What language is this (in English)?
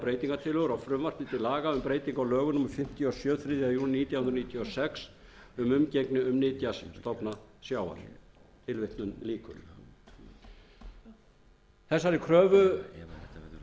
Icelandic